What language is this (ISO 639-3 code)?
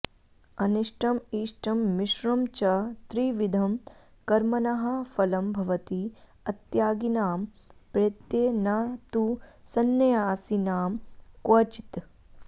san